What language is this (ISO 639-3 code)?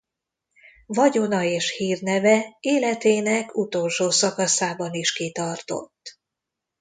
hun